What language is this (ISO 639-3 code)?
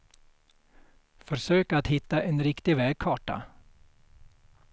swe